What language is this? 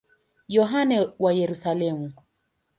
Swahili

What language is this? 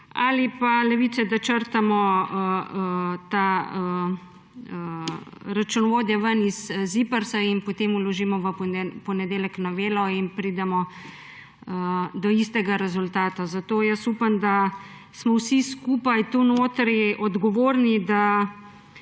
Slovenian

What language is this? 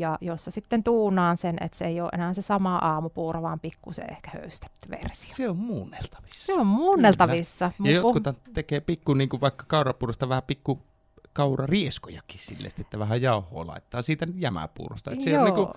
Finnish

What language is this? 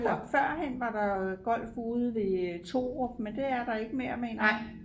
Danish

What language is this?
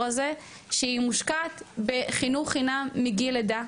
Hebrew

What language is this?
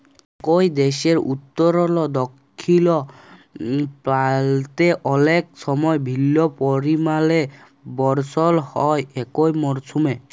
Bangla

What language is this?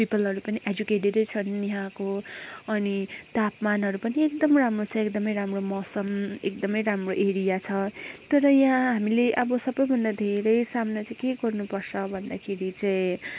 Nepali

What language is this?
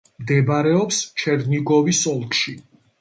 Georgian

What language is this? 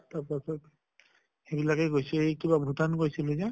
Assamese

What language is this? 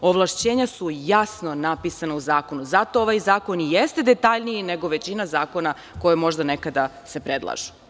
Serbian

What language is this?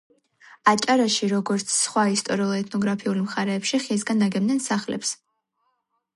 Georgian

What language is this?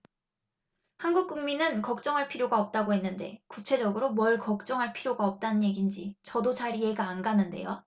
Korean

